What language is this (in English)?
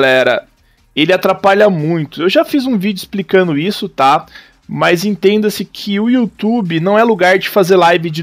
Portuguese